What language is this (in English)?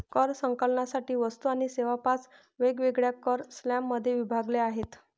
Marathi